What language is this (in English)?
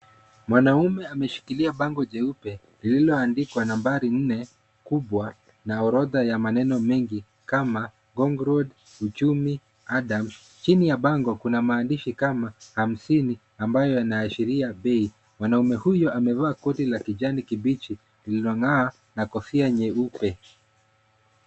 Swahili